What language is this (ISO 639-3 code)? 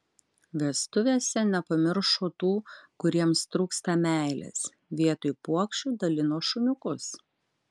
lit